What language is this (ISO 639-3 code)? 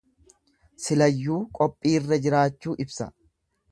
orm